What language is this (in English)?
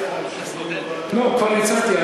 Hebrew